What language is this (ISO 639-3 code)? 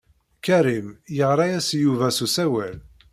kab